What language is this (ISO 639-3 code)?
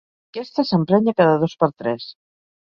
cat